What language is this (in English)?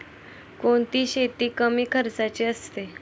Marathi